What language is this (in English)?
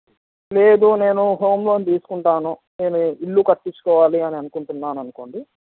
Telugu